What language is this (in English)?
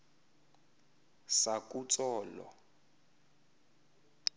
Xhosa